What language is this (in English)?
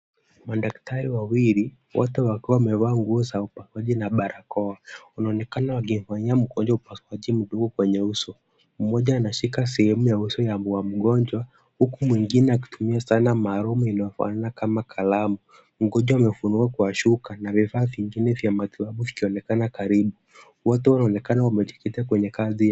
Swahili